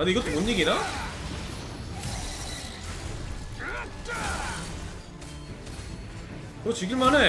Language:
Korean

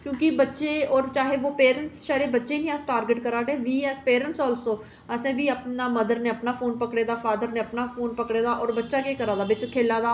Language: Dogri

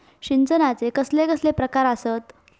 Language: Marathi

